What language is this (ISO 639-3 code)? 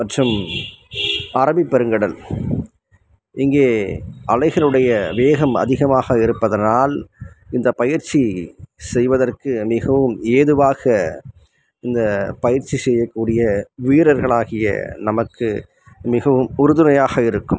tam